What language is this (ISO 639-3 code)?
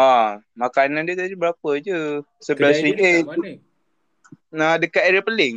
msa